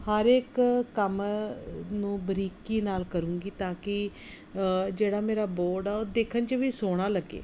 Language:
Punjabi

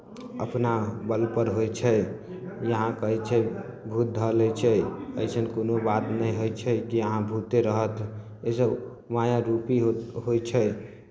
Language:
Maithili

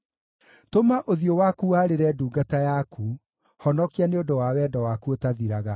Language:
Kikuyu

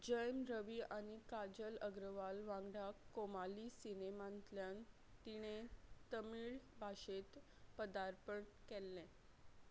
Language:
Konkani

